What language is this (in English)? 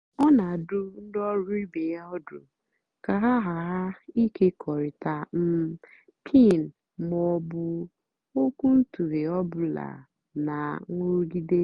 Igbo